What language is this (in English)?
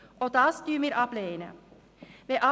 Swiss German